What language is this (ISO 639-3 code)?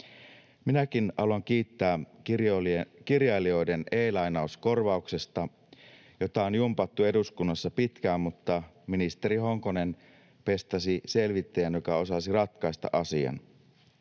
fin